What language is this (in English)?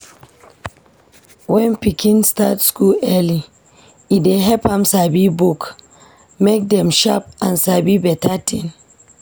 Nigerian Pidgin